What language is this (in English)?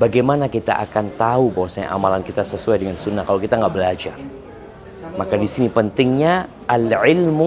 Indonesian